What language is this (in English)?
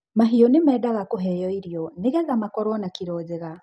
Kikuyu